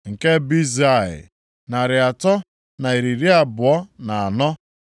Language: Igbo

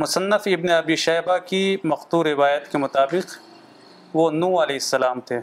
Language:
Urdu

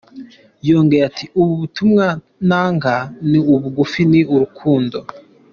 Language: Kinyarwanda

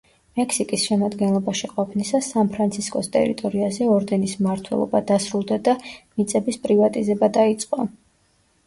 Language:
Georgian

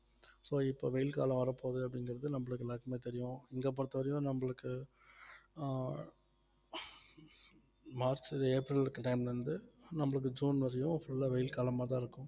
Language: Tamil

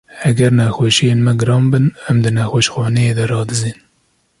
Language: Kurdish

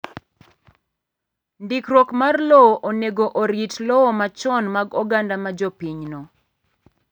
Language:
Luo (Kenya and Tanzania)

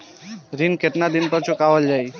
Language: Bhojpuri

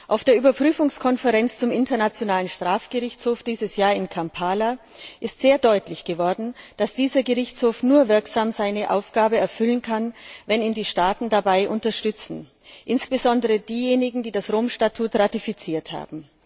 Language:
German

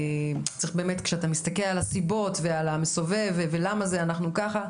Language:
Hebrew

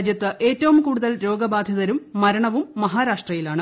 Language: Malayalam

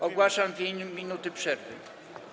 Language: Polish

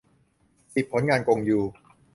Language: Thai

